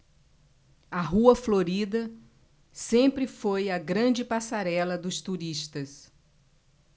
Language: Portuguese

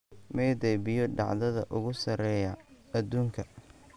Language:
Somali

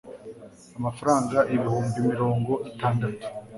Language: Kinyarwanda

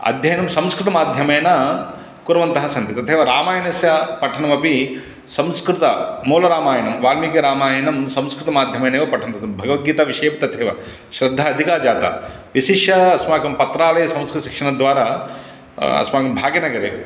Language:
Sanskrit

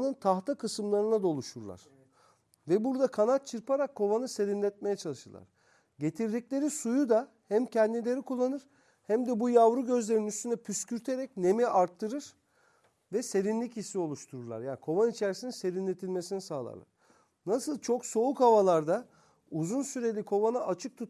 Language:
Turkish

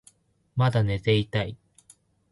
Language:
Japanese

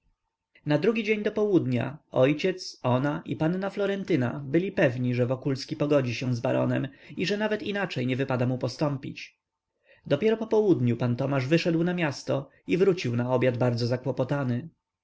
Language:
Polish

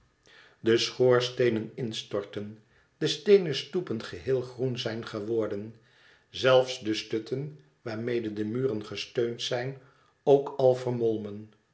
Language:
Dutch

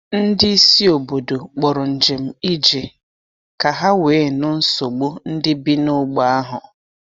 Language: Igbo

